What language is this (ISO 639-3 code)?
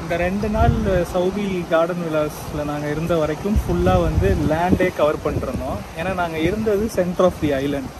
hin